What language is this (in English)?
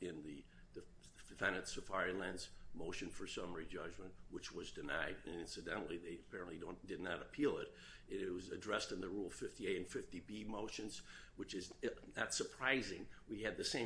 English